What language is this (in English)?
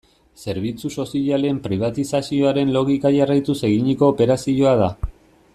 Basque